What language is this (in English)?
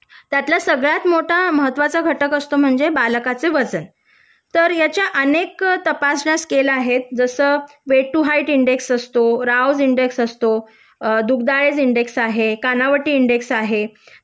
Marathi